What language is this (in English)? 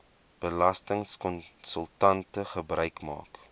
Afrikaans